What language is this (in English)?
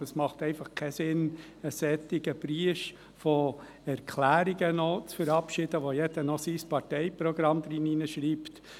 Swiss German